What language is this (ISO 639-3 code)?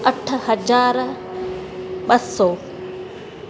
snd